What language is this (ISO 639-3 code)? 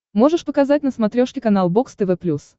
rus